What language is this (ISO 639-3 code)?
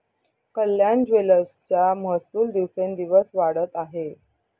mar